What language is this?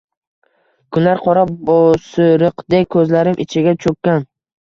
Uzbek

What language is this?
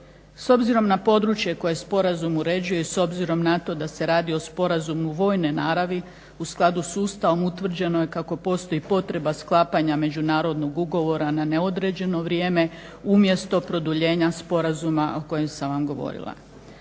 Croatian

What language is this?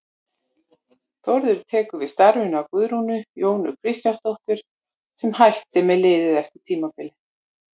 Icelandic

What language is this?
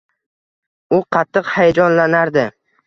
Uzbek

